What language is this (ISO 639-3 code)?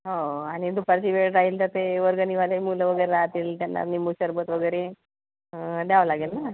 mar